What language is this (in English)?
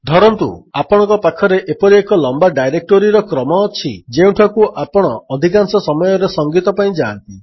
Odia